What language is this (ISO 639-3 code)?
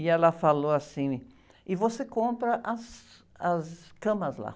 por